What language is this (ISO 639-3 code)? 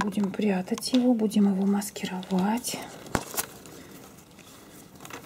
rus